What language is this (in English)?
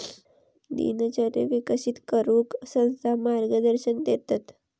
Marathi